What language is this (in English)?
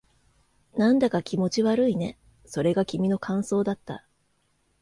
Japanese